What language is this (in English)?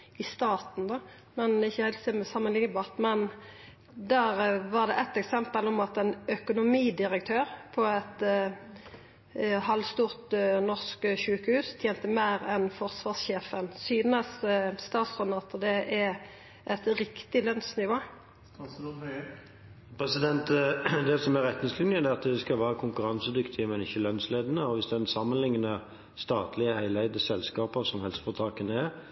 Norwegian